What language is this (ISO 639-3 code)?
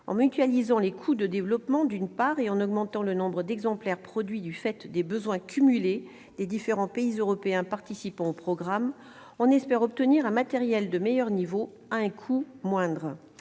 fra